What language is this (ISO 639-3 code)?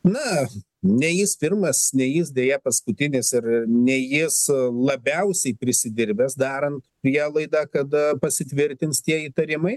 lit